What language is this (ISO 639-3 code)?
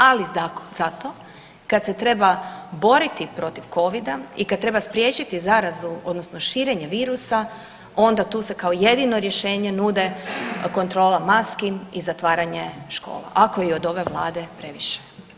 hrv